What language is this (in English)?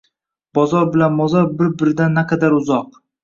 Uzbek